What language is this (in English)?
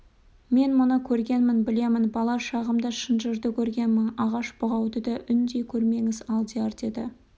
Kazakh